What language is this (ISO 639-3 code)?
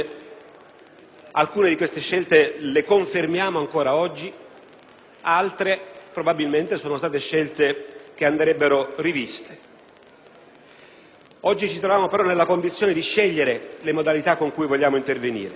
ita